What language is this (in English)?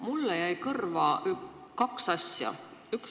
Estonian